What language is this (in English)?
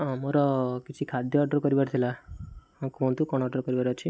Odia